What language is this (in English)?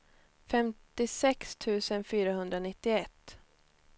Swedish